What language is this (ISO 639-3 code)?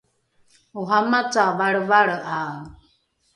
dru